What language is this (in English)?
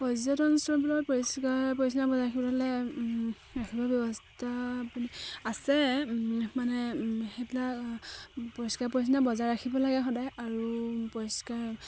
Assamese